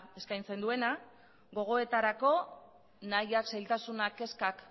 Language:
Basque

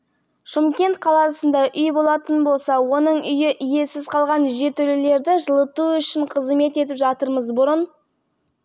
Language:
Kazakh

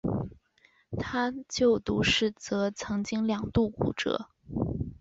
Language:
Chinese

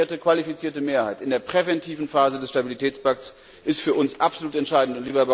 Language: German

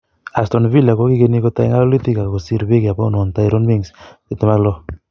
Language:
Kalenjin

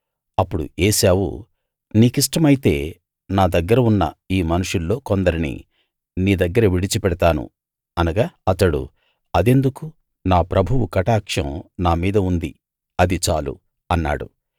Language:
Telugu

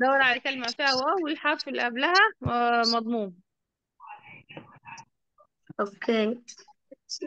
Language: Arabic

